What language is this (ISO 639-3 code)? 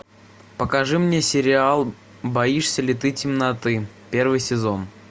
rus